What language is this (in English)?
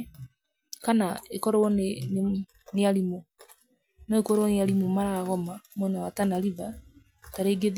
Kikuyu